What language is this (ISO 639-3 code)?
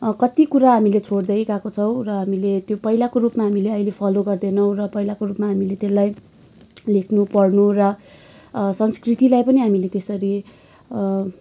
nep